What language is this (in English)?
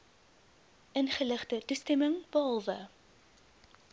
Afrikaans